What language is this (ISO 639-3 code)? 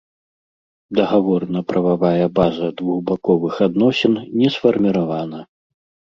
bel